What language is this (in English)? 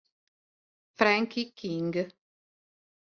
Italian